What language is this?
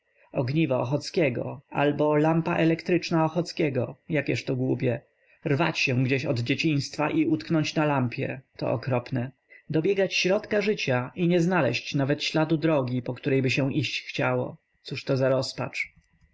Polish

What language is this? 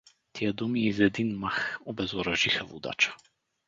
Bulgarian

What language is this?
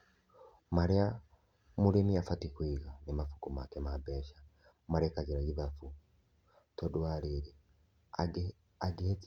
Kikuyu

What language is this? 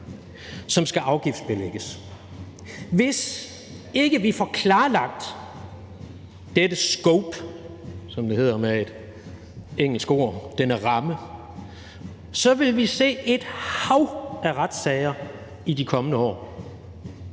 Danish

